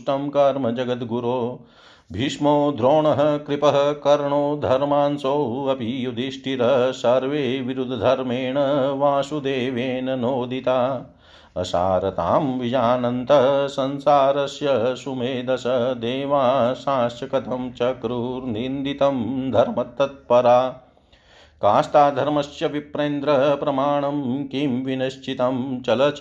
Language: Hindi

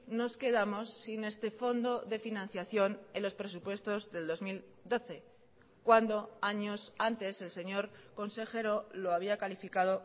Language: Spanish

